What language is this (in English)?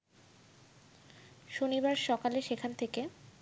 Bangla